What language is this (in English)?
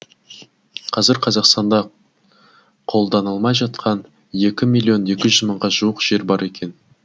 Kazakh